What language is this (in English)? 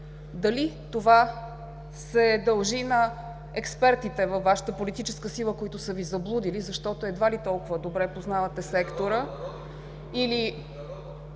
Bulgarian